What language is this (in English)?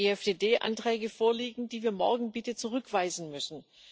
German